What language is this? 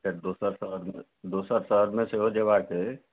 Maithili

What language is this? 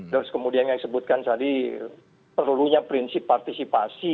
Indonesian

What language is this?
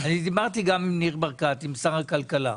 Hebrew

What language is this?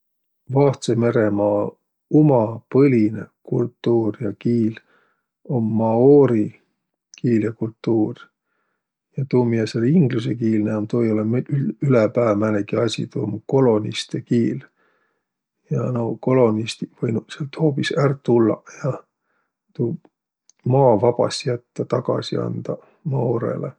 Võro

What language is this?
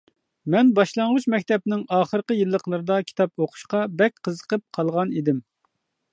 Uyghur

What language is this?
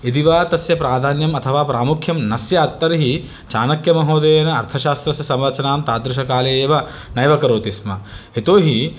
Sanskrit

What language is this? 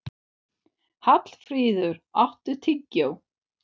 Icelandic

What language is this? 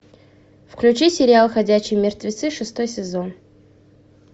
Russian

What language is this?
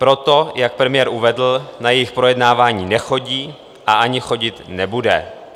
Czech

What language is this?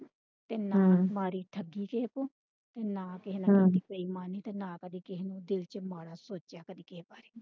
Punjabi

